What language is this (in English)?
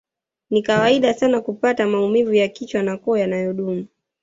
Swahili